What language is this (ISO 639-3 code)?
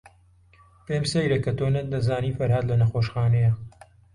ckb